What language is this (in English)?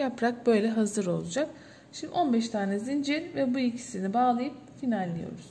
Turkish